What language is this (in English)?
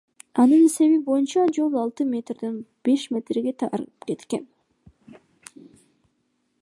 Kyrgyz